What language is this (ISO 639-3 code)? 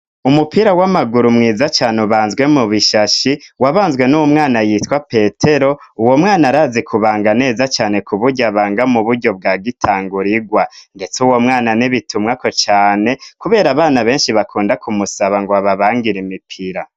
run